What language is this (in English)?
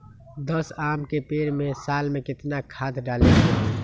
Magahi